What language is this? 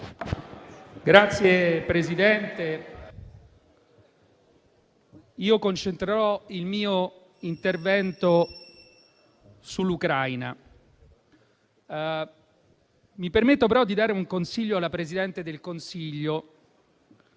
Italian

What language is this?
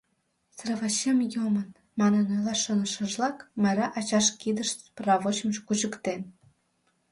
Mari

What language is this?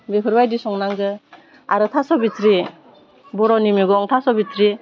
Bodo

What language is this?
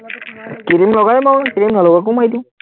Assamese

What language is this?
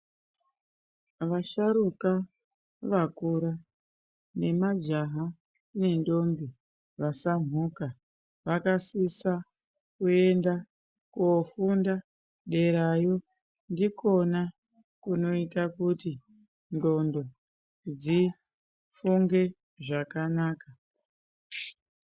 Ndau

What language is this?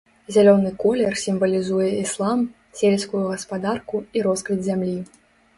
Belarusian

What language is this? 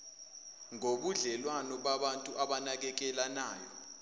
Zulu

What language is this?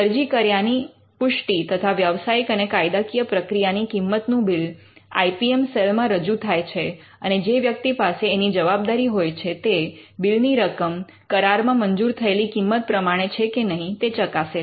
Gujarati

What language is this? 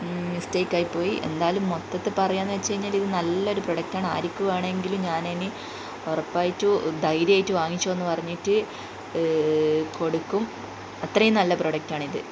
Malayalam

